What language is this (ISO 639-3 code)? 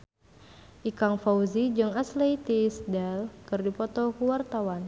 sun